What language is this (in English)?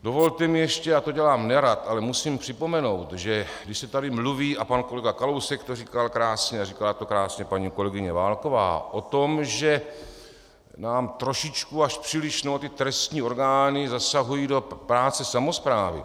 Czech